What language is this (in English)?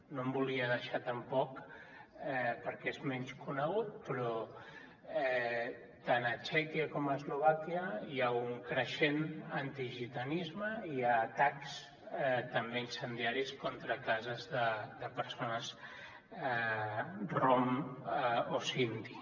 Catalan